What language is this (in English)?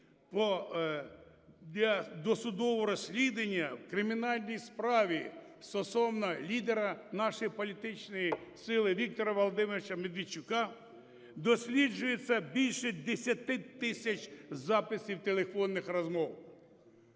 Ukrainian